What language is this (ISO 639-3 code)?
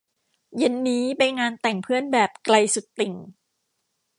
tha